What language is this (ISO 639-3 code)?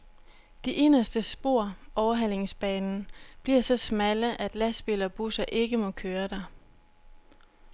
dan